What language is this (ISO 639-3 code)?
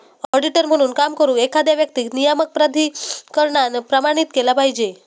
mar